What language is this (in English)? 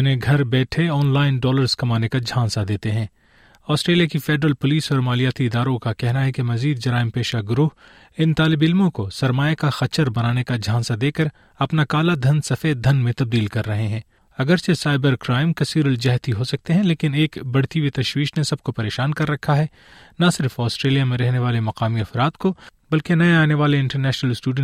Urdu